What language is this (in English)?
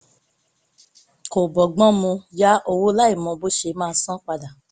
Yoruba